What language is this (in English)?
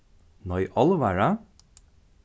Faroese